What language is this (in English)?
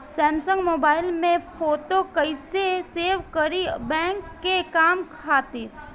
Bhojpuri